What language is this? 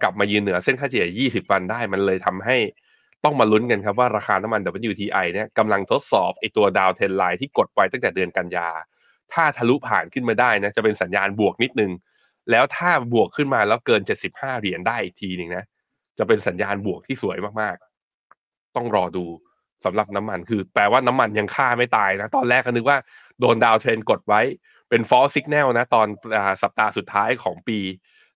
Thai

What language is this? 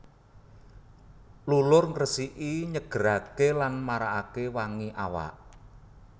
Javanese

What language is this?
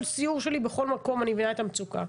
Hebrew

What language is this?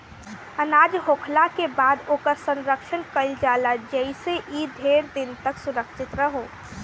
Bhojpuri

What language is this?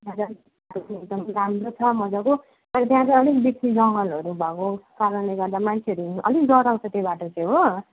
Nepali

